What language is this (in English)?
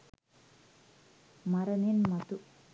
Sinhala